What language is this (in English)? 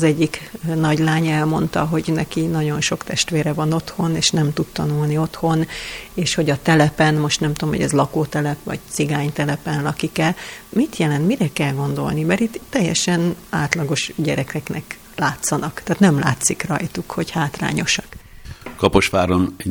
Hungarian